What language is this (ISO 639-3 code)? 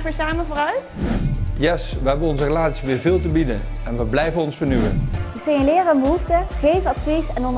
nld